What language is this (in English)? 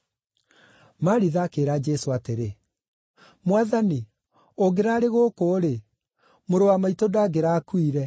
Kikuyu